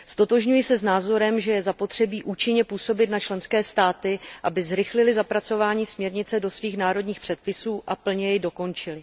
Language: Czech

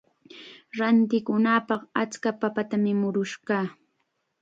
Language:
Chiquián Ancash Quechua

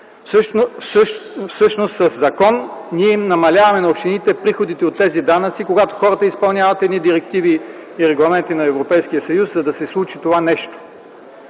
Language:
Bulgarian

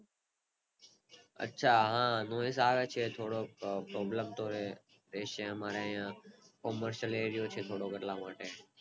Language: Gujarati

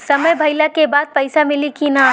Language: Bhojpuri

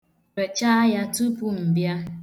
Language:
Igbo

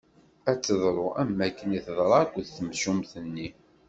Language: Kabyle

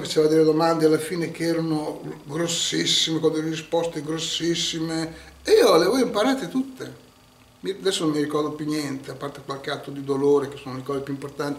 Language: Italian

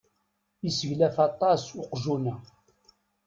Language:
Kabyle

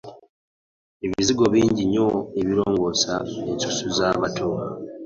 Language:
Ganda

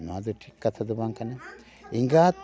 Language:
Santali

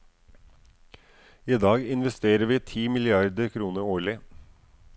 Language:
Norwegian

